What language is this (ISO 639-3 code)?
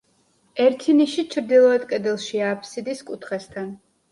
kat